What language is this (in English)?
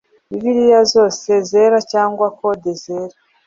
Kinyarwanda